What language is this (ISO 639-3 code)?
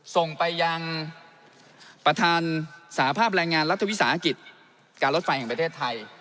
tha